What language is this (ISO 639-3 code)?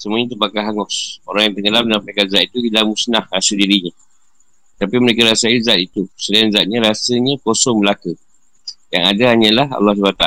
msa